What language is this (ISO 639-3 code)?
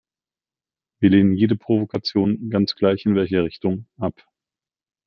deu